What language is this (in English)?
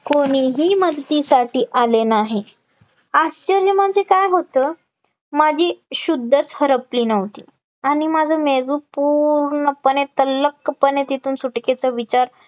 Marathi